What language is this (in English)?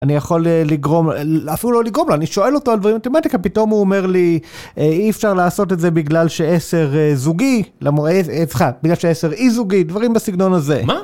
Hebrew